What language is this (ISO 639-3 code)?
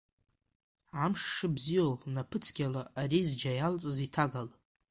abk